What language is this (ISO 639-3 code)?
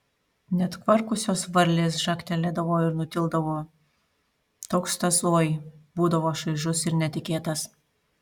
lit